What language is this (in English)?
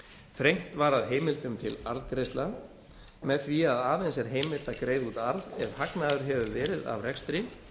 Icelandic